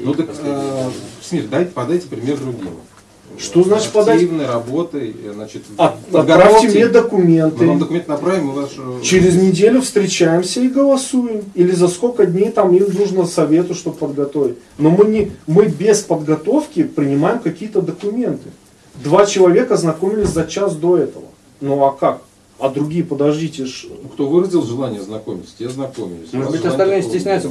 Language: Russian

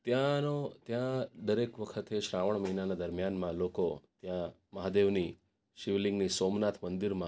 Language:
Gujarati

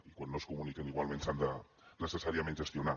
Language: Catalan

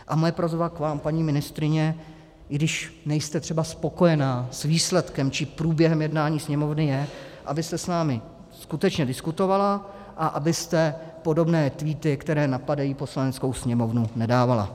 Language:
Czech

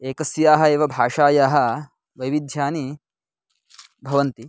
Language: Sanskrit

